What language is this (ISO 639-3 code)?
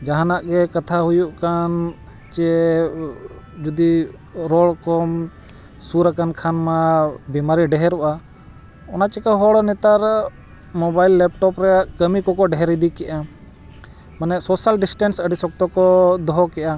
sat